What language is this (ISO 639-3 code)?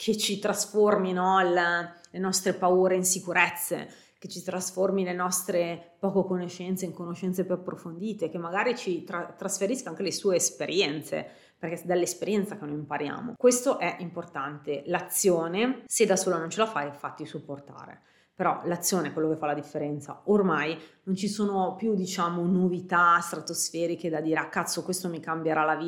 ita